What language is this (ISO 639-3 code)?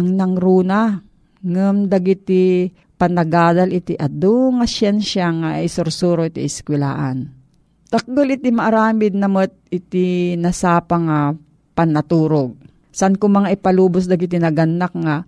fil